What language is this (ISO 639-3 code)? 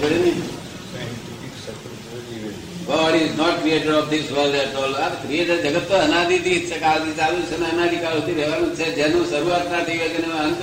guj